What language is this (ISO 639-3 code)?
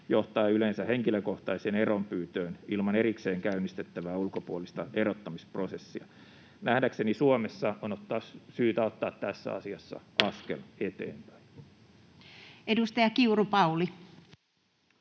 fin